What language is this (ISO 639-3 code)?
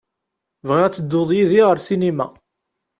kab